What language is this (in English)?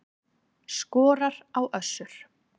Icelandic